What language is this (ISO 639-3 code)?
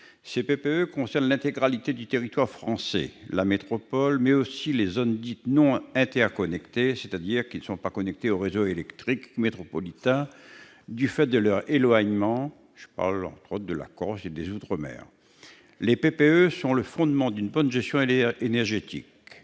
fra